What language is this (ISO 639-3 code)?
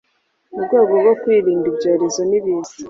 kin